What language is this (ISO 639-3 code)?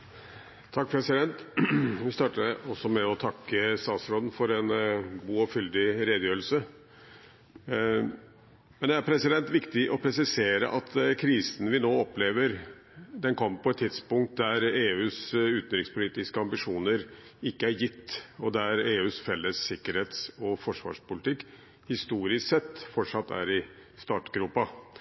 nob